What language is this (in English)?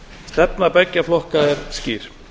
Icelandic